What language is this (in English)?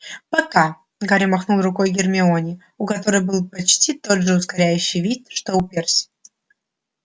Russian